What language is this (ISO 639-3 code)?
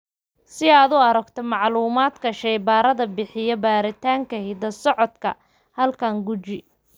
som